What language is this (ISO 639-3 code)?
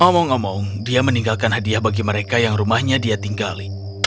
ind